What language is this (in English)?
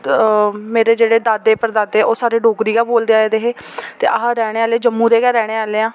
Dogri